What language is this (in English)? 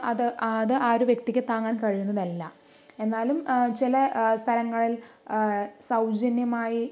Malayalam